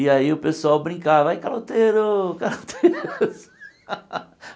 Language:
Portuguese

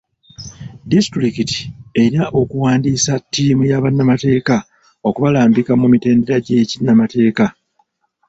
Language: Ganda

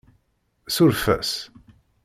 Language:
Kabyle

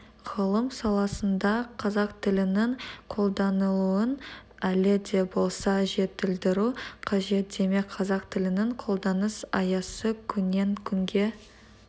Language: Kazakh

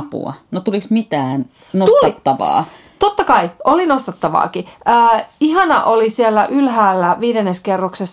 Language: Finnish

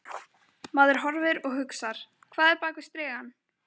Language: Icelandic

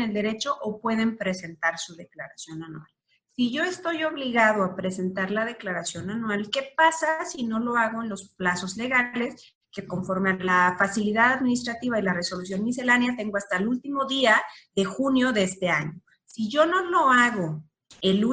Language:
Spanish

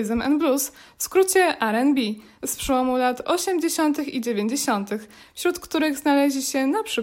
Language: Polish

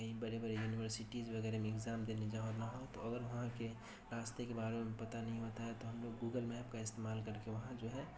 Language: Urdu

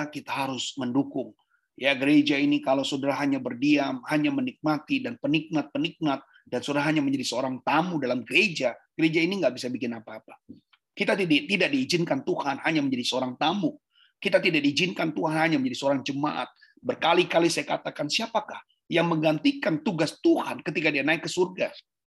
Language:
Indonesian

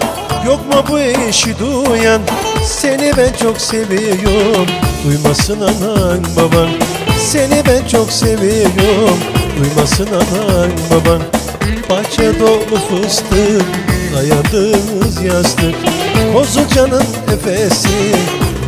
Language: Turkish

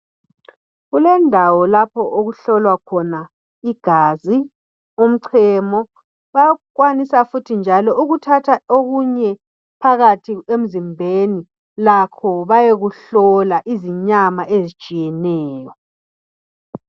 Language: North Ndebele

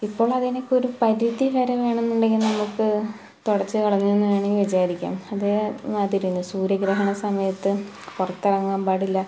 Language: Malayalam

